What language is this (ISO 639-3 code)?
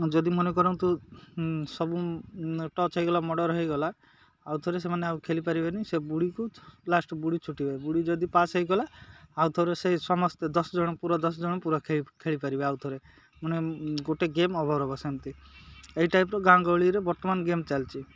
ori